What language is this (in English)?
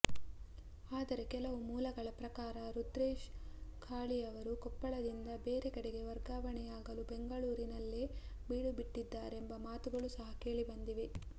Kannada